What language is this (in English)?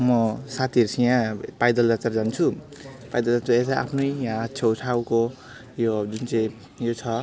Nepali